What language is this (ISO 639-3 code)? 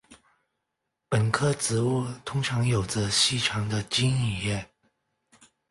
zho